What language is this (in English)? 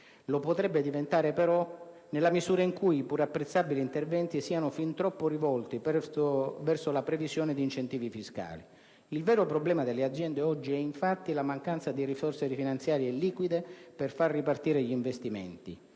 Italian